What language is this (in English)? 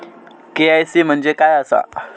Marathi